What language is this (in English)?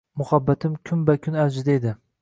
Uzbek